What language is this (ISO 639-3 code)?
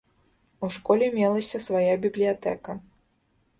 bel